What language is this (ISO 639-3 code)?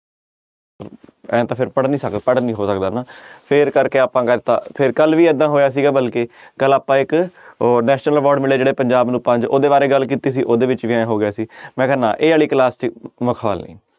pan